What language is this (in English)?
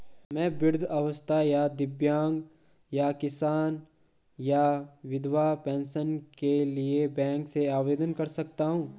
Hindi